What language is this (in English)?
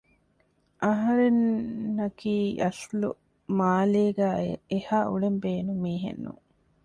Divehi